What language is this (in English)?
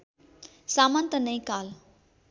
Nepali